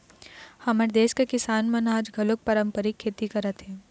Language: Chhattisgarhi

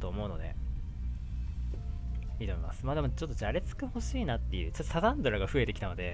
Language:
Japanese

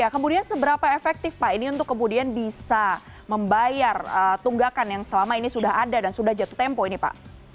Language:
Indonesian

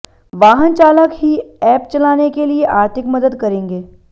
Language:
Hindi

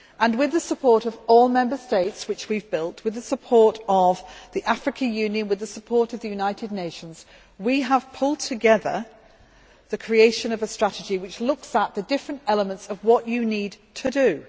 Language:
English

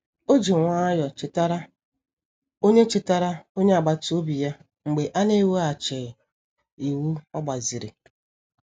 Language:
Igbo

